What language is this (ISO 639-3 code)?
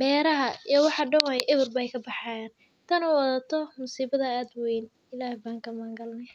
som